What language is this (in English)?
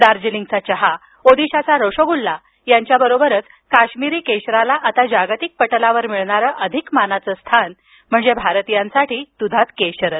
Marathi